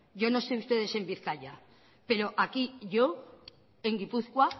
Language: Spanish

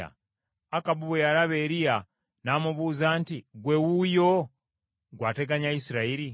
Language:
Ganda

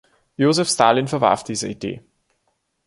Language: German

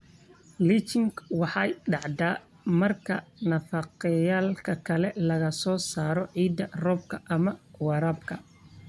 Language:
Somali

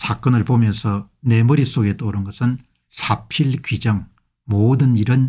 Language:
Korean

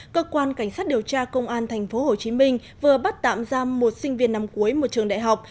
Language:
Vietnamese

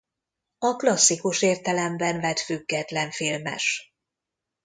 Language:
Hungarian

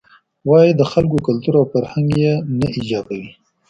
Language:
Pashto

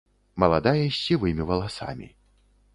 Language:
Belarusian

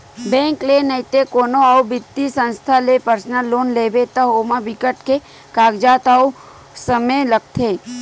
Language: Chhattisgarhi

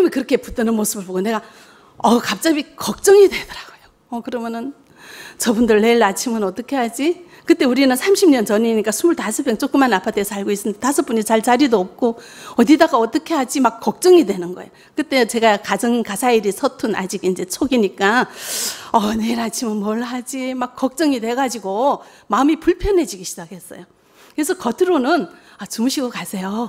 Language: Korean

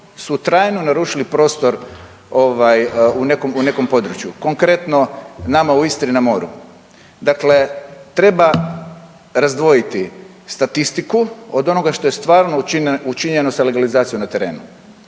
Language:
Croatian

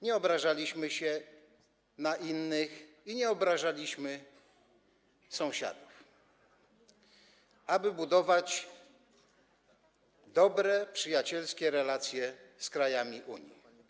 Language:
Polish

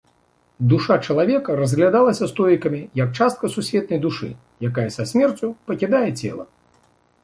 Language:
Belarusian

